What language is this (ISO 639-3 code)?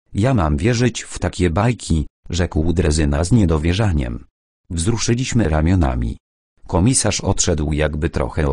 pol